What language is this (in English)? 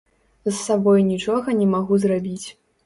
Belarusian